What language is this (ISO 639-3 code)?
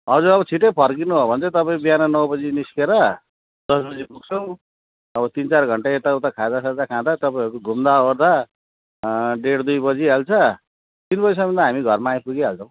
nep